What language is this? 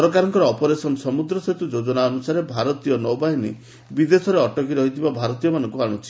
Odia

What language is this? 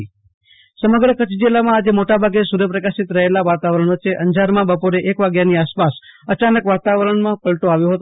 Gujarati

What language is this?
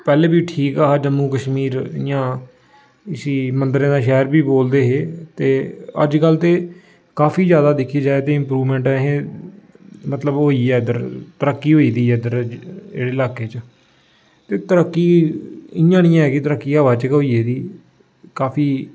Dogri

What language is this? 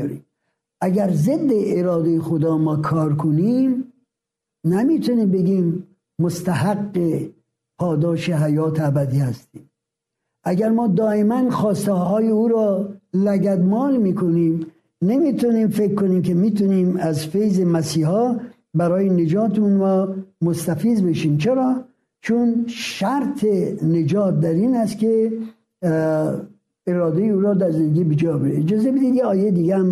Persian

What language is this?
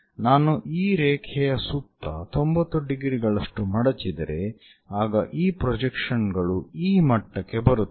Kannada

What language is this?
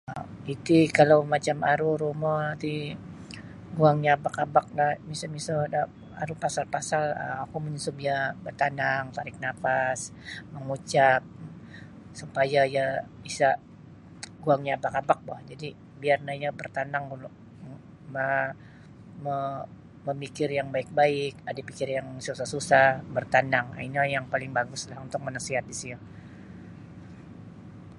Sabah Bisaya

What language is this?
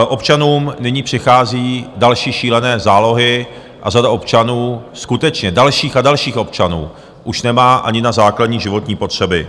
Czech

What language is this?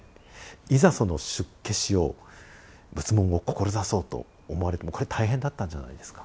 Japanese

